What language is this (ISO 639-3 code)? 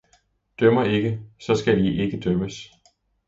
dan